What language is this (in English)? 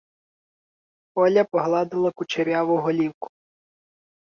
Ukrainian